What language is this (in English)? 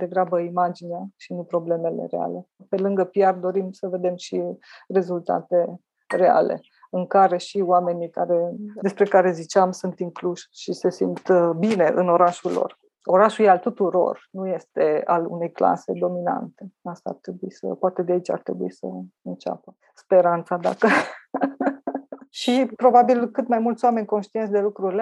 Romanian